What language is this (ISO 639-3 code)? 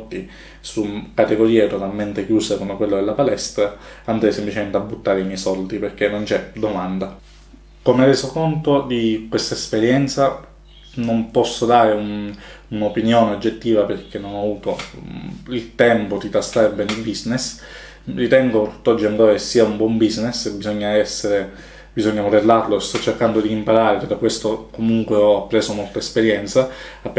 ita